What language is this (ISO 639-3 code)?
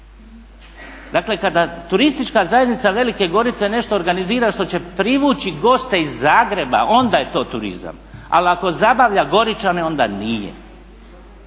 hrv